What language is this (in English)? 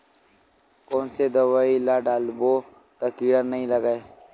Chhattisgarhi